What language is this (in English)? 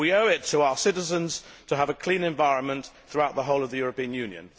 English